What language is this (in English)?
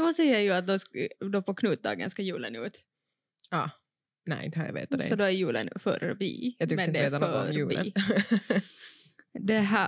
Swedish